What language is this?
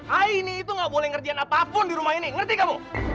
Indonesian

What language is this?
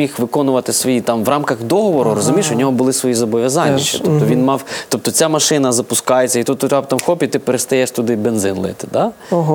Ukrainian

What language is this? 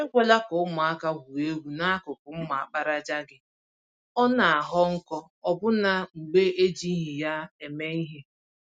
Igbo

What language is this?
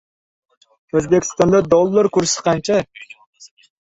Uzbek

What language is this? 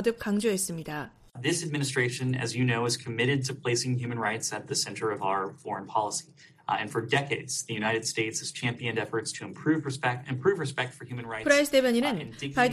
Korean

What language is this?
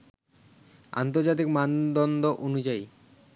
Bangla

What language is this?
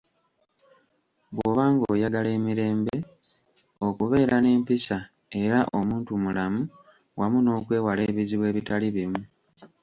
Ganda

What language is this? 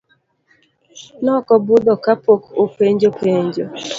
Luo (Kenya and Tanzania)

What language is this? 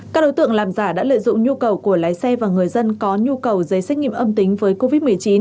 Vietnamese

